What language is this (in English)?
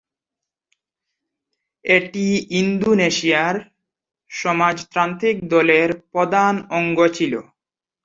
Bangla